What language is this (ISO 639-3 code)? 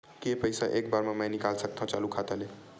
hne